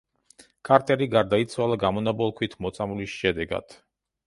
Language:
Georgian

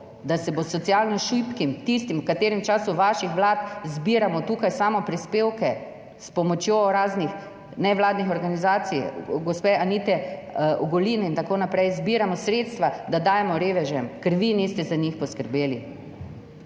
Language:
Slovenian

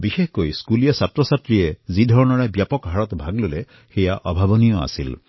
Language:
Assamese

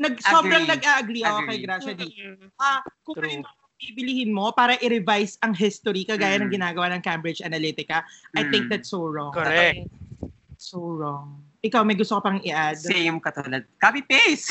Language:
Filipino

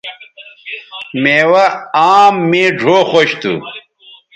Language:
Bateri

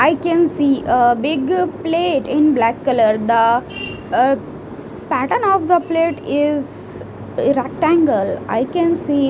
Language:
English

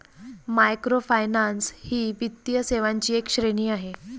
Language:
Marathi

